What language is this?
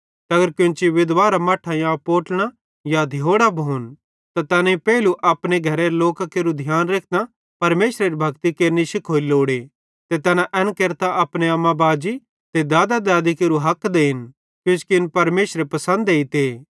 Bhadrawahi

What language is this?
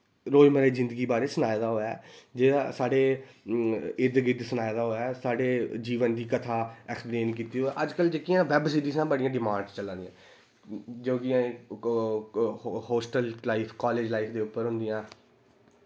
Dogri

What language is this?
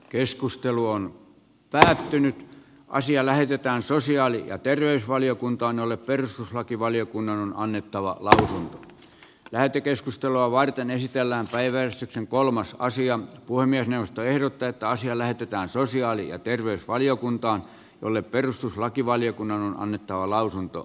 Finnish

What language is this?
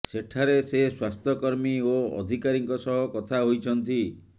Odia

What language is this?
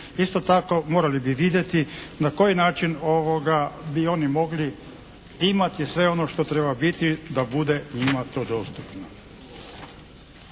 Croatian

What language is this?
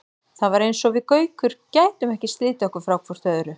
Icelandic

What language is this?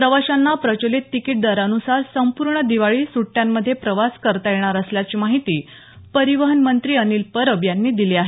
Marathi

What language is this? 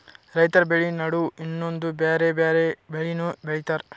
Kannada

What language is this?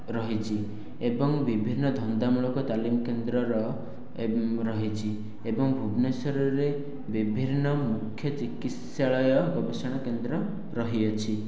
Odia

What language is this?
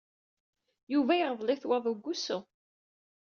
Kabyle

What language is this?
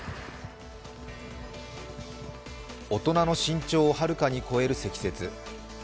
Japanese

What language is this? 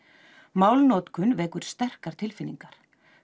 Icelandic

